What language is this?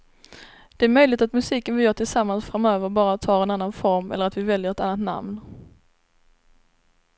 Swedish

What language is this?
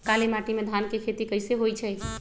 Magahi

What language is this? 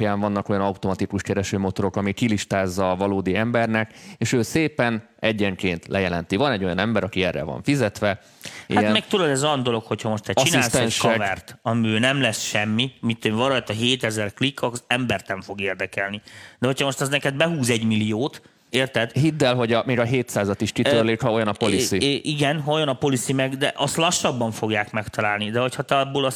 Hungarian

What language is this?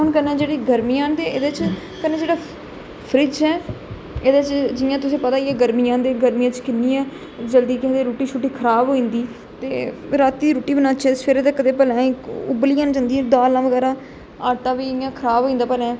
Dogri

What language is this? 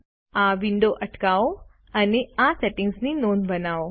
Gujarati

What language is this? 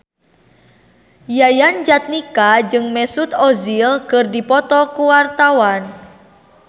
Sundanese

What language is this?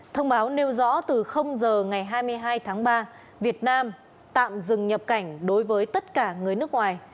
Vietnamese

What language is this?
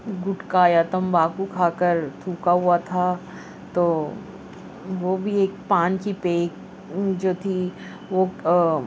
Urdu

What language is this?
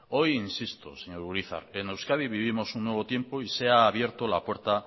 Spanish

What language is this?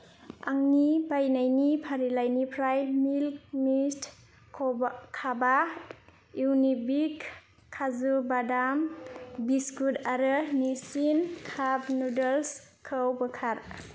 Bodo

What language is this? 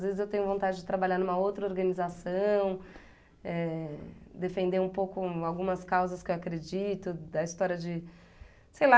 Portuguese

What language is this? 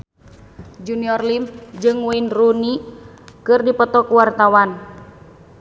Sundanese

